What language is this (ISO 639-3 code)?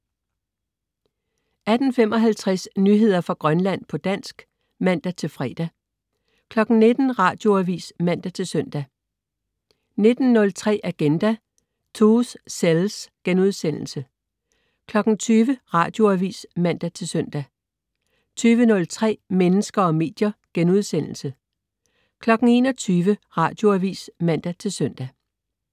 dan